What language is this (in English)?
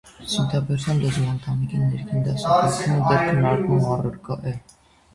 Armenian